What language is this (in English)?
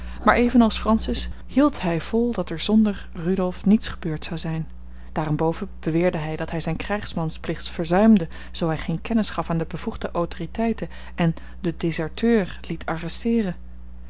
Dutch